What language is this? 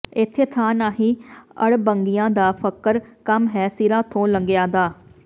Punjabi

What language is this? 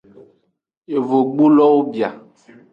Aja (Benin)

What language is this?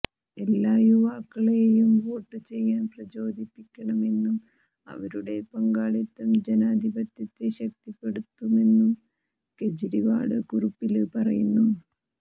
Malayalam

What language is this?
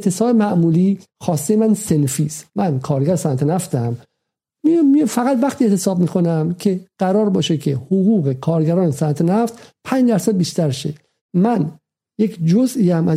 Persian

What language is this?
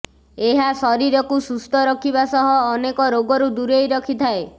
Odia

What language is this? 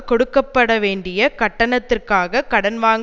Tamil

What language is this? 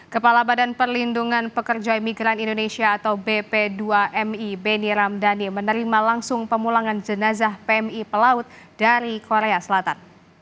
Indonesian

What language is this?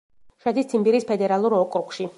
Georgian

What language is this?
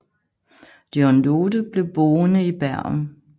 Danish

